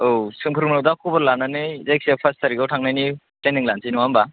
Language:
Bodo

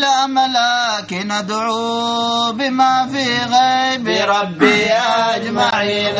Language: Arabic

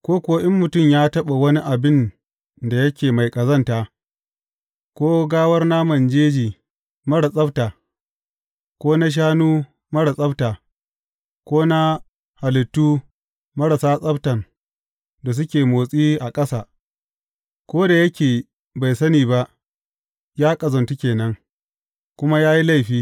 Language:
Hausa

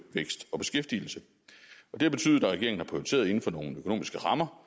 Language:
Danish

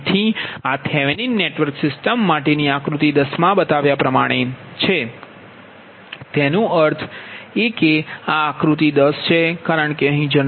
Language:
Gujarati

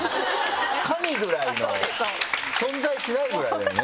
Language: Japanese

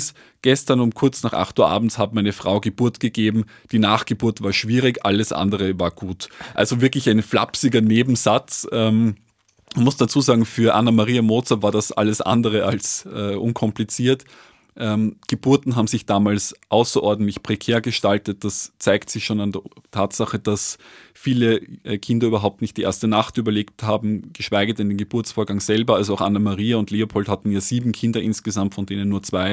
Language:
German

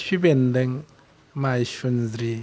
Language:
Bodo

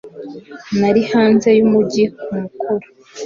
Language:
Kinyarwanda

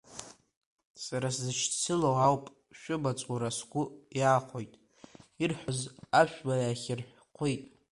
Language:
Abkhazian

